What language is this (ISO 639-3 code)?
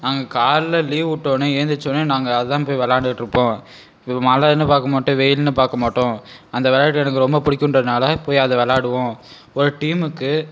tam